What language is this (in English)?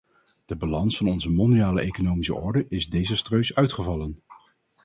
Dutch